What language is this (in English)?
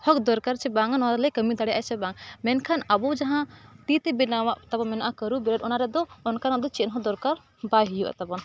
Santali